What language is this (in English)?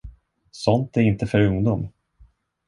Swedish